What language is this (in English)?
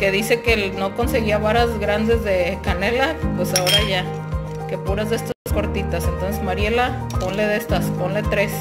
Spanish